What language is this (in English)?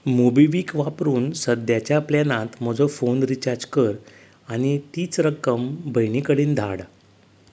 Konkani